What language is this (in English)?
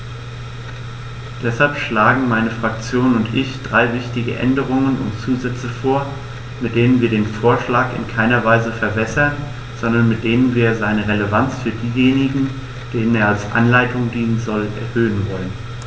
German